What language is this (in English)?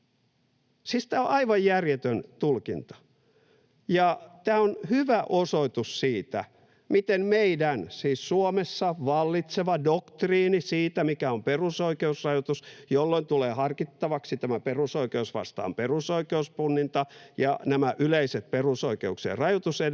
Finnish